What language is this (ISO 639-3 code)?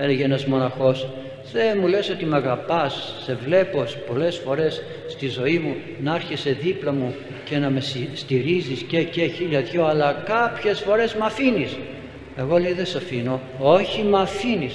ell